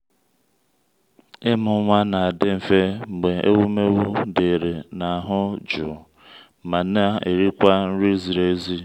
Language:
Igbo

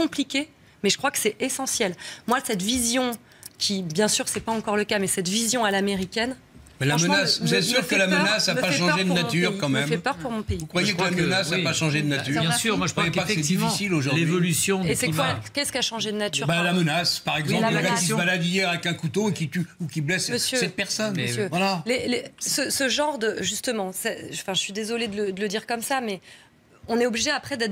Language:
French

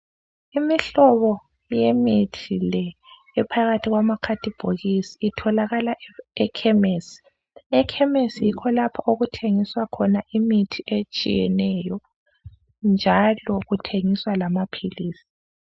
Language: North Ndebele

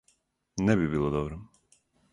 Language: Serbian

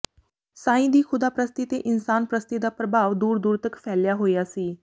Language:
Punjabi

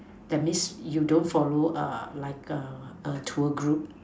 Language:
English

